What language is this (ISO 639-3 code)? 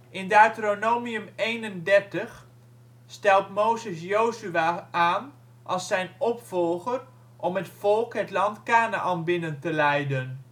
nld